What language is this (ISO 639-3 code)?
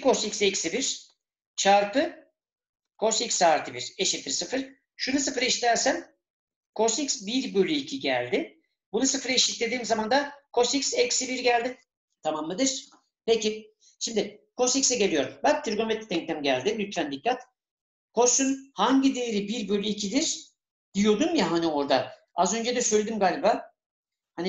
tur